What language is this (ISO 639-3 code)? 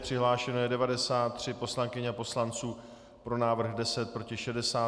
ces